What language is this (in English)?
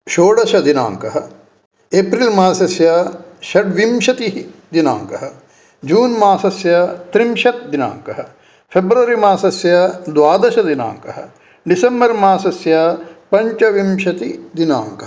Sanskrit